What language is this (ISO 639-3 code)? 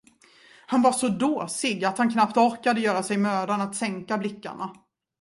swe